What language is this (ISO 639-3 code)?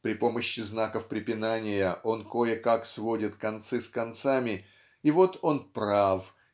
rus